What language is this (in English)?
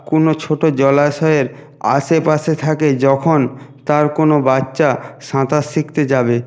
Bangla